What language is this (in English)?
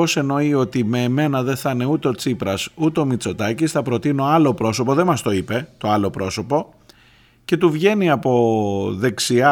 Greek